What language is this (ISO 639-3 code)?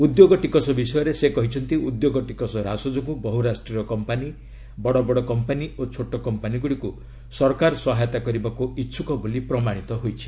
ori